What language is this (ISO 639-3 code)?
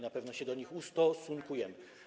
pol